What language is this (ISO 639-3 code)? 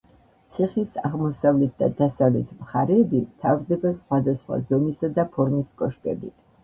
kat